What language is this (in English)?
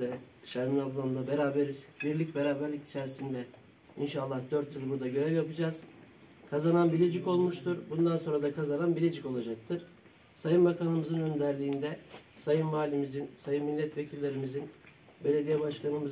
Turkish